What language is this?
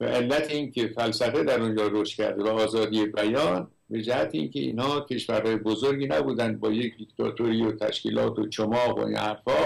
Persian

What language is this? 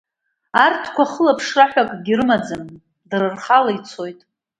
Abkhazian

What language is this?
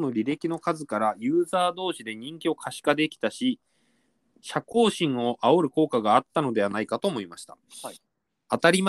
Japanese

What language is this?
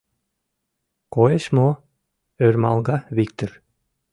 Mari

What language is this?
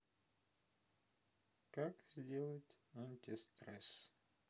Russian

